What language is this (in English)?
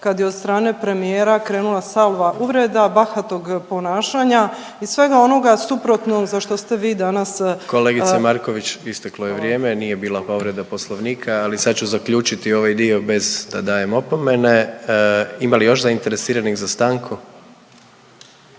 Croatian